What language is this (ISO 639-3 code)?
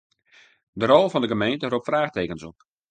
fry